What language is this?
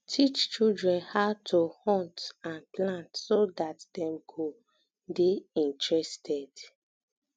Nigerian Pidgin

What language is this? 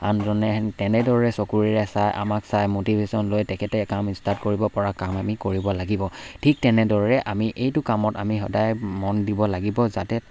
Assamese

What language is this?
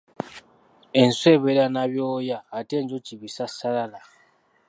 Ganda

